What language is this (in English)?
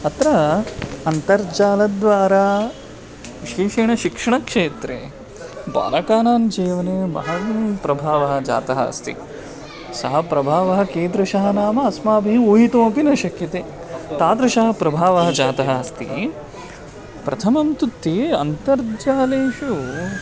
Sanskrit